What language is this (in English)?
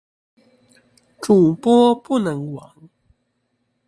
Chinese